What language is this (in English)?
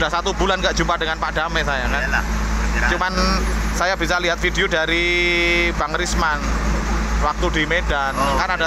Indonesian